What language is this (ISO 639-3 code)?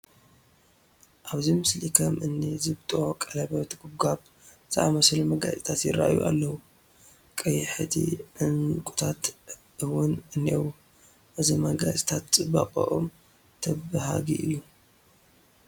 tir